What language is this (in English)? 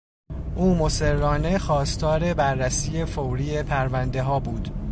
Persian